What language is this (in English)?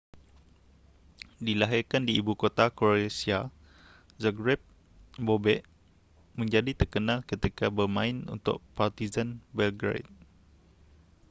Malay